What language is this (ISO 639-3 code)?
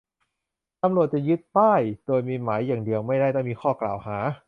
tha